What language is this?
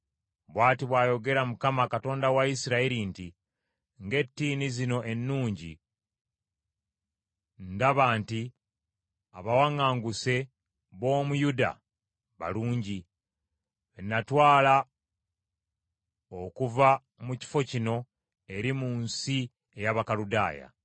Ganda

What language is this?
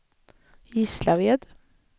Swedish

